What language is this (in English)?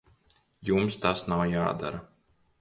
Latvian